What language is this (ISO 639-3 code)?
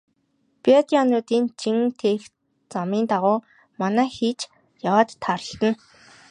mon